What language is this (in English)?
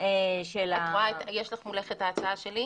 Hebrew